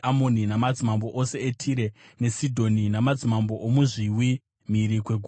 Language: Shona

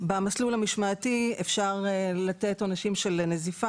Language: Hebrew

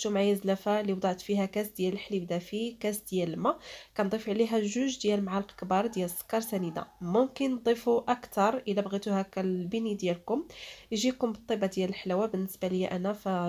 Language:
Arabic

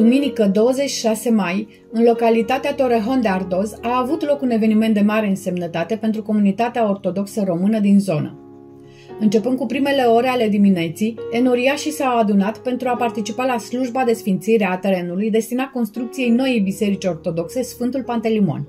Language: Romanian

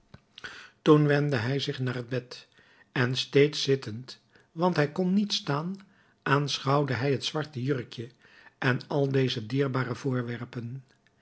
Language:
Dutch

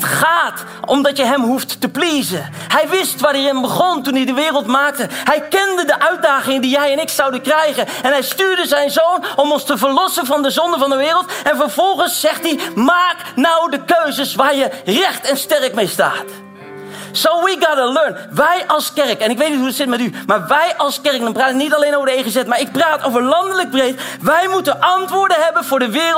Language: Dutch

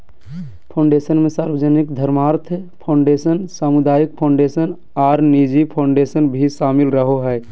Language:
Magahi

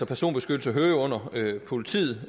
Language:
Danish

